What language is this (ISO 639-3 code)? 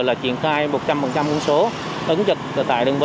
vie